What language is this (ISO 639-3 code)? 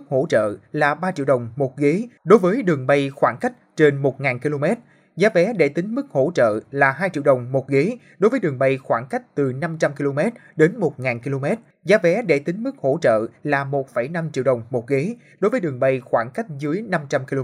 vie